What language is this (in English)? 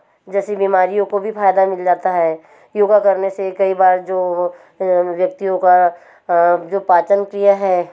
Hindi